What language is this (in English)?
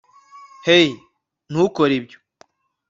Kinyarwanda